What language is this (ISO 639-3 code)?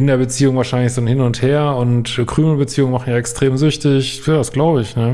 deu